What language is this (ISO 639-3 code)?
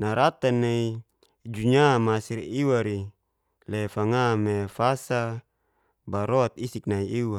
ges